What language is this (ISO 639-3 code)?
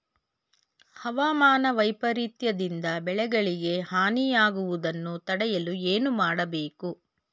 kan